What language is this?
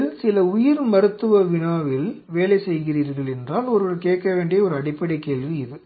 Tamil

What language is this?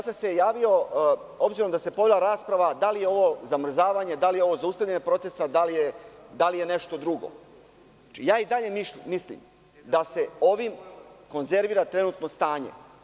Serbian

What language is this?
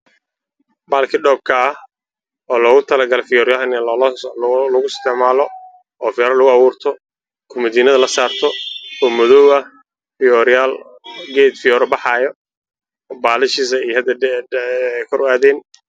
Somali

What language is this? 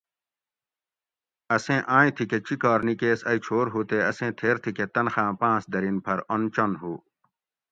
Gawri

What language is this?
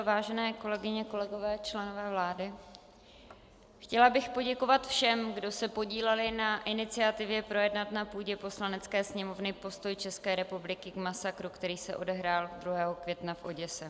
Czech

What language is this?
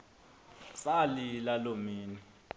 Xhosa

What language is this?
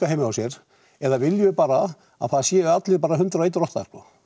Icelandic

